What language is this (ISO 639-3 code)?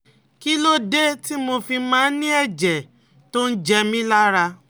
yor